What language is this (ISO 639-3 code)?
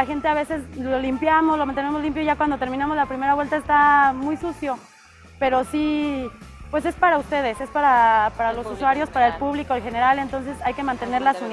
spa